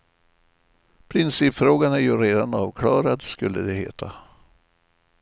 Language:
Swedish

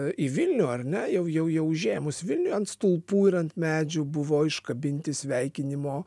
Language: Lithuanian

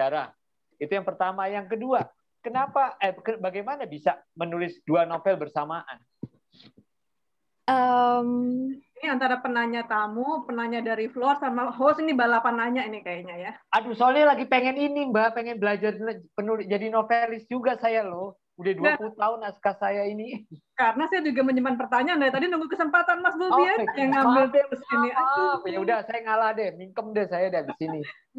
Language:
Indonesian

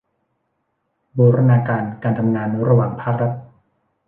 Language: Thai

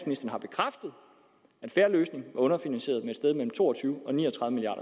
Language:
Danish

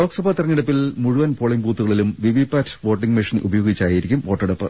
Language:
Malayalam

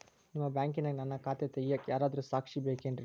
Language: Kannada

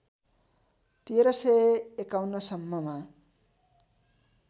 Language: Nepali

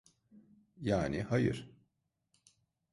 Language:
Turkish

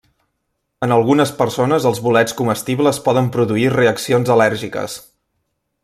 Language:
Catalan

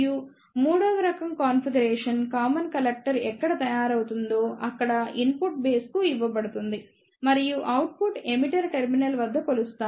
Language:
Telugu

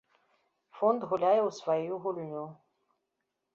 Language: Belarusian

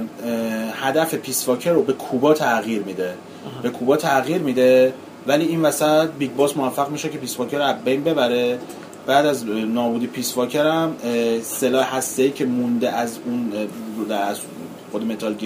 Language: Persian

